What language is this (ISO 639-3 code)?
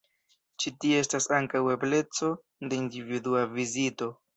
epo